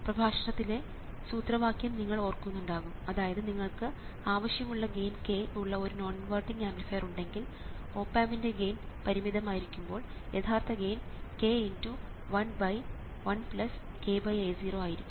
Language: Malayalam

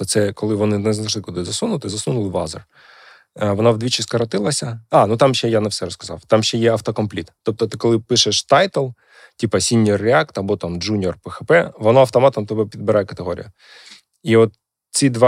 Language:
Ukrainian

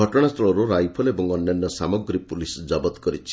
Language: Odia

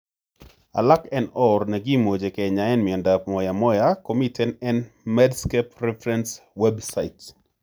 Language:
Kalenjin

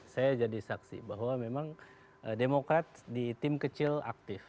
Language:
Indonesian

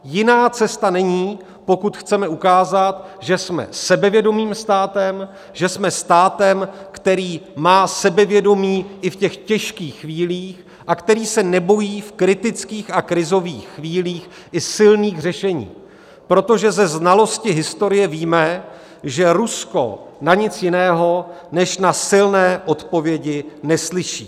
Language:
Czech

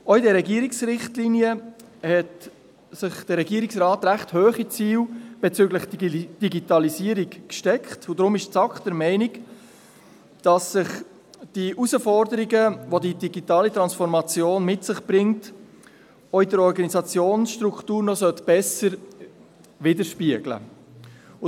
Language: Swiss German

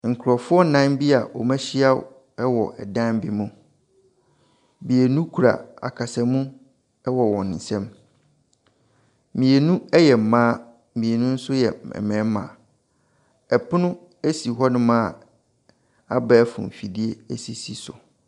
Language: Akan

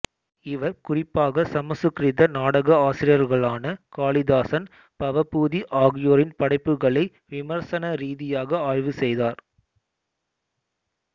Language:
Tamil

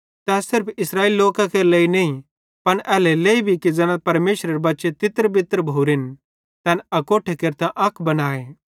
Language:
Bhadrawahi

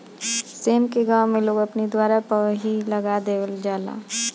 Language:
Bhojpuri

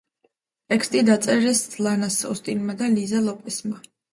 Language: Georgian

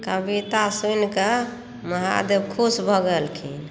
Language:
Maithili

